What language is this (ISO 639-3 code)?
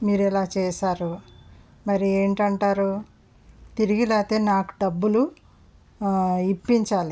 tel